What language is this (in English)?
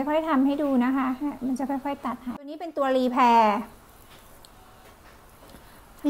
Thai